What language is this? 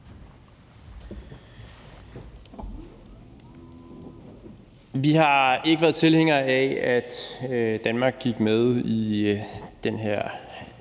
Danish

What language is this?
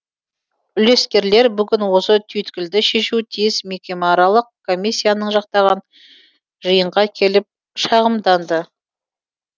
Kazakh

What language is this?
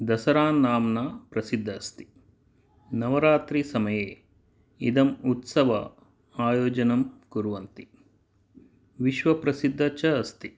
Sanskrit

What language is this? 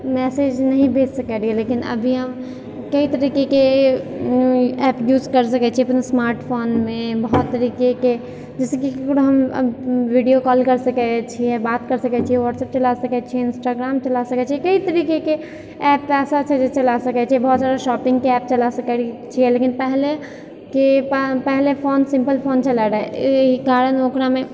Maithili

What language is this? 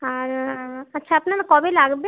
Bangla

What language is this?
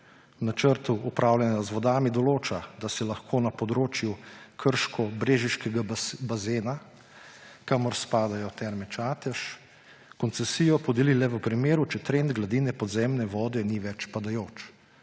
Slovenian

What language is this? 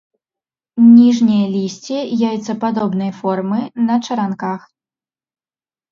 Belarusian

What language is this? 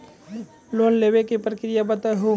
Maithili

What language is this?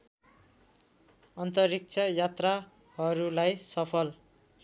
Nepali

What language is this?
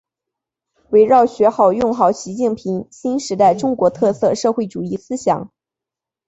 Chinese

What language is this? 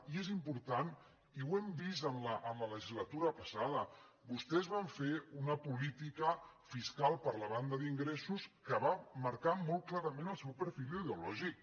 Catalan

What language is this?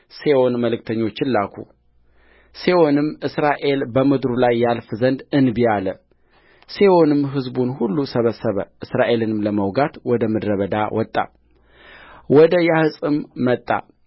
Amharic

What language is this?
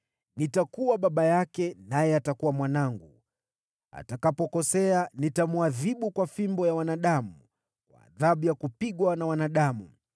Swahili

